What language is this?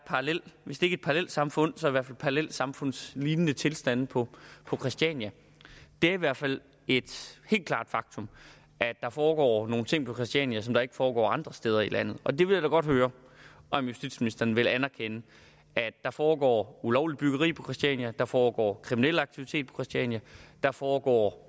Danish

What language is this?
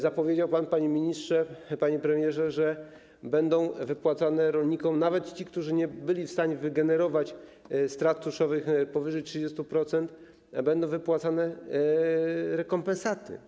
Polish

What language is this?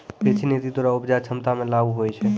Maithili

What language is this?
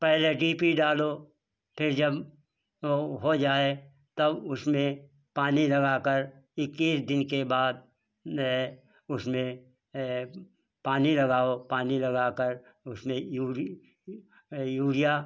Hindi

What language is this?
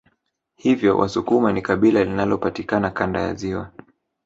Swahili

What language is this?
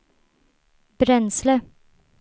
Swedish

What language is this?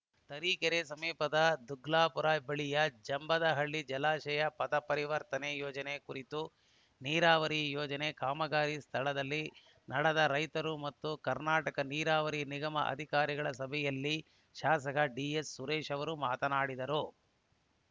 Kannada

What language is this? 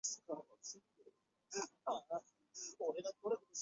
Chinese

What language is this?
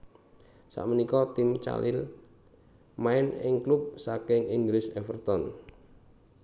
Javanese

